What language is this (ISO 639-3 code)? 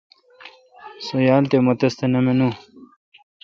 xka